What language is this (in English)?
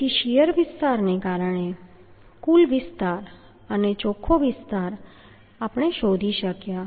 Gujarati